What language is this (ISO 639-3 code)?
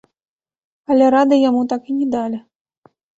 bel